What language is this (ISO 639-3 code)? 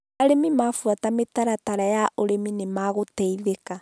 kik